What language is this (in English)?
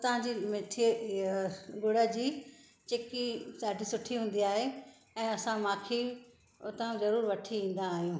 Sindhi